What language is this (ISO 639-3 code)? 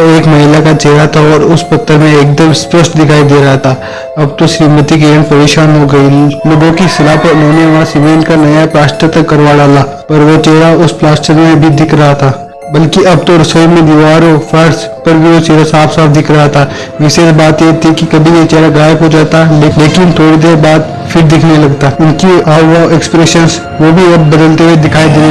hin